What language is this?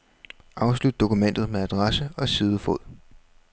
Danish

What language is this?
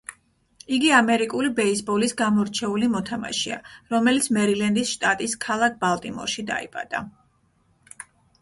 Georgian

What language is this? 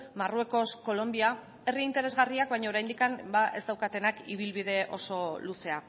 Basque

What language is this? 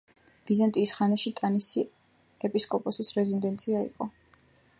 Georgian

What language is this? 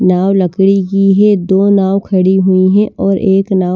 Hindi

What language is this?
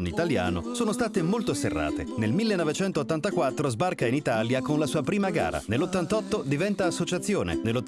Italian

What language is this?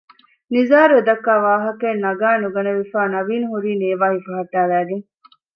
Divehi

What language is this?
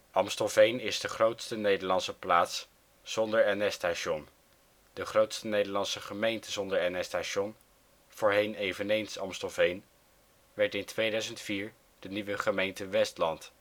Dutch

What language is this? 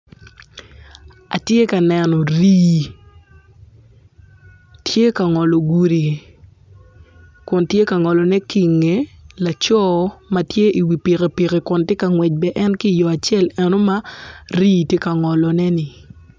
Acoli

